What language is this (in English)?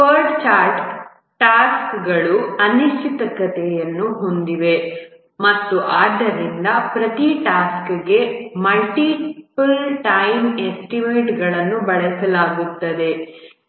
Kannada